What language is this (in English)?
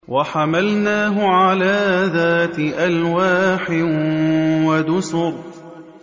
Arabic